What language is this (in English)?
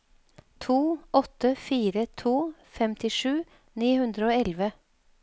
Norwegian